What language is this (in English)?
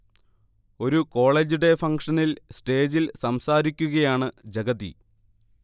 Malayalam